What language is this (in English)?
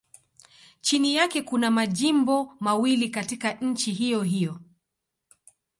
Swahili